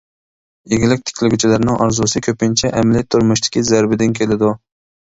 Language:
Uyghur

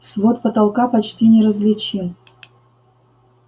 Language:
Russian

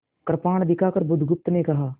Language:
Hindi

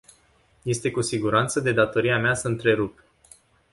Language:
Romanian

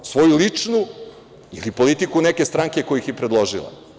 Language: Serbian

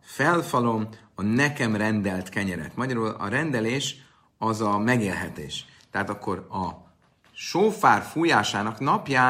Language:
Hungarian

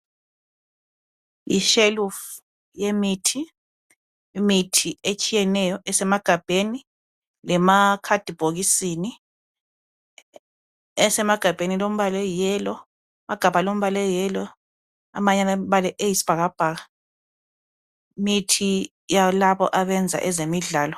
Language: North Ndebele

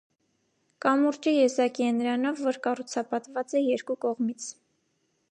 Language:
Armenian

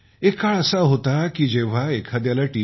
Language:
Marathi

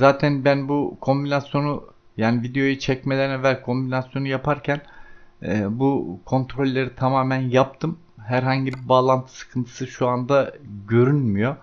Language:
Turkish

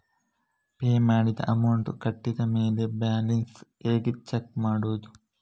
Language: Kannada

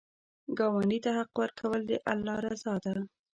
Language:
Pashto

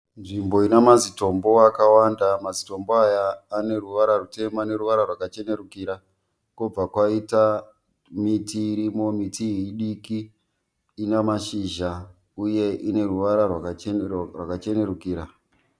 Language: Shona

